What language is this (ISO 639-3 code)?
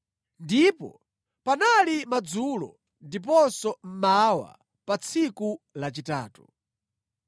nya